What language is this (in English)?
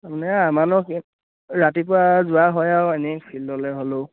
Assamese